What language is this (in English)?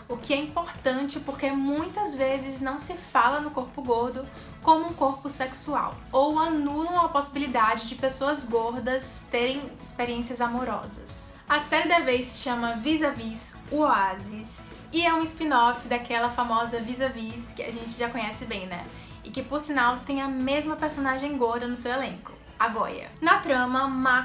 Portuguese